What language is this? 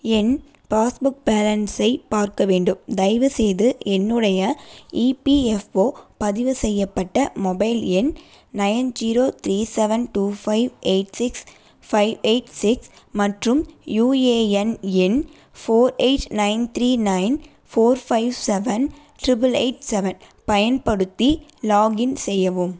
Tamil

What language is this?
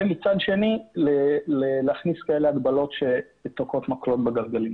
Hebrew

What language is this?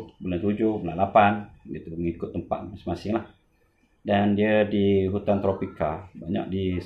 Malay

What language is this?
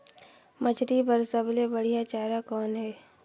Chhattisgarhi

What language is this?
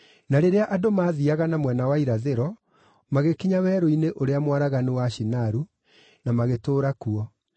Kikuyu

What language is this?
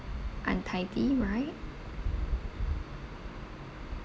English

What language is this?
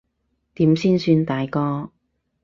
Cantonese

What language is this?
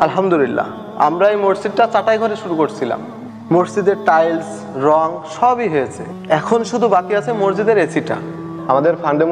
Arabic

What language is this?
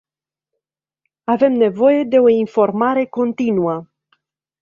Romanian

